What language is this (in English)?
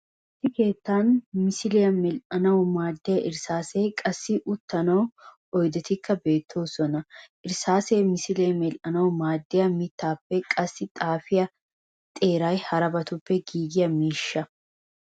Wolaytta